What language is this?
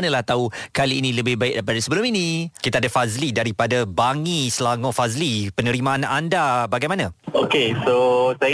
Malay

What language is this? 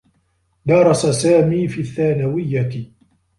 Arabic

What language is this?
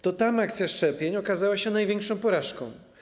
Polish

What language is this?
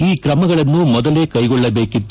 Kannada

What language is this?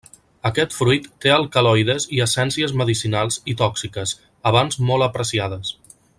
Catalan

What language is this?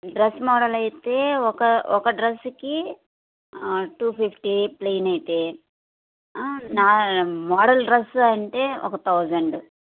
Telugu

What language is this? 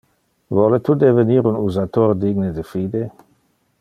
Interlingua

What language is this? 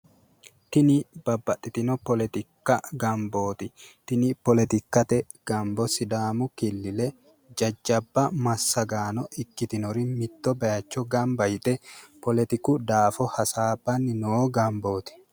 Sidamo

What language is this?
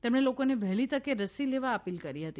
Gujarati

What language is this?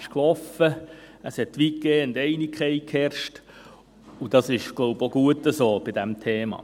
Swiss German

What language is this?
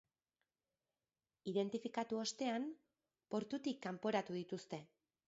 Basque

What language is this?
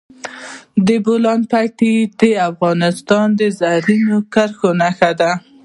Pashto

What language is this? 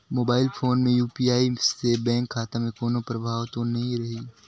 Chhattisgarhi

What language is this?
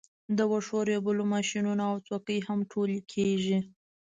Pashto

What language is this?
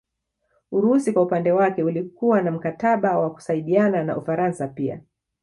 Swahili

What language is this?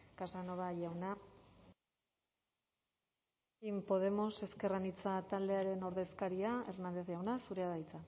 Basque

